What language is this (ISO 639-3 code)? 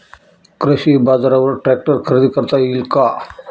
mar